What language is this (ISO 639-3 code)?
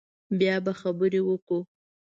pus